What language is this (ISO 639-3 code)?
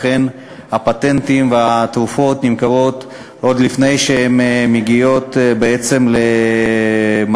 heb